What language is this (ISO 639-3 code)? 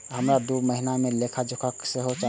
mai